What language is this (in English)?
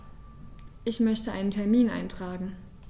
German